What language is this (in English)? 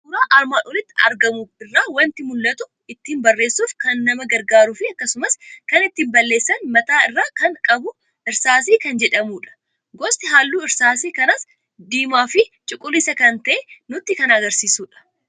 Oromo